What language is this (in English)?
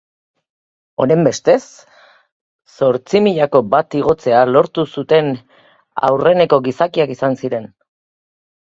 Basque